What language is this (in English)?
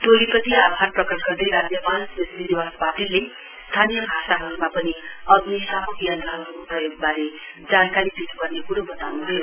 Nepali